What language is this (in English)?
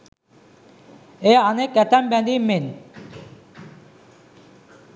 Sinhala